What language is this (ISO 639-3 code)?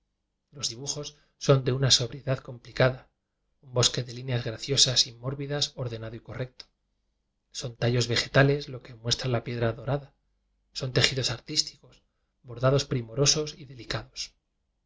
spa